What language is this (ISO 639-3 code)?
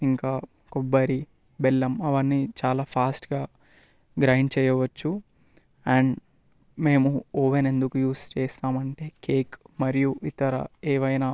tel